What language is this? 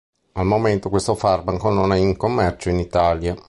Italian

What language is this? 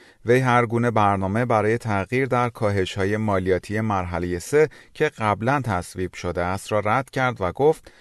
Persian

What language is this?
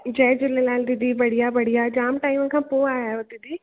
Sindhi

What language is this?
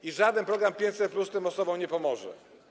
Polish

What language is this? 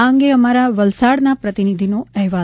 Gujarati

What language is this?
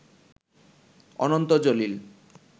Bangla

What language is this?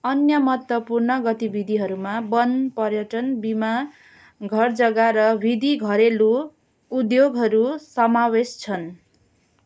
Nepali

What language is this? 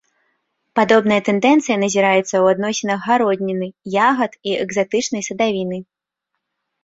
Belarusian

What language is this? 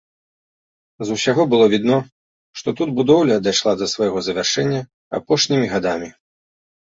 Belarusian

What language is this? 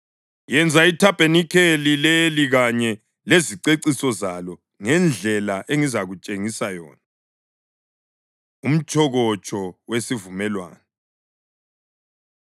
North Ndebele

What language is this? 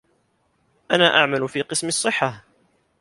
Arabic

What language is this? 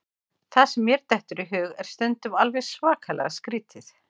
Icelandic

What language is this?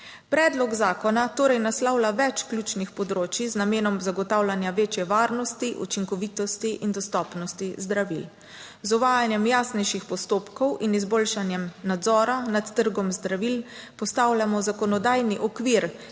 Slovenian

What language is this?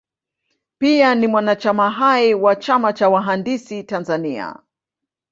Swahili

